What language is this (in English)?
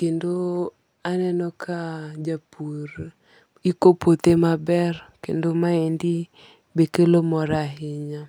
Luo (Kenya and Tanzania)